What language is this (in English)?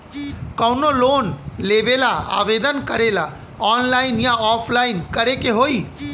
Bhojpuri